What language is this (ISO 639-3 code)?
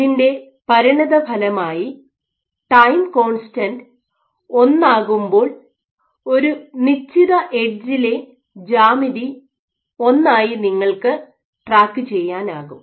mal